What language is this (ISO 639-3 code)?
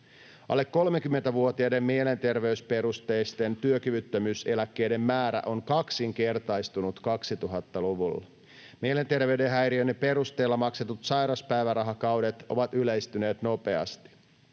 fin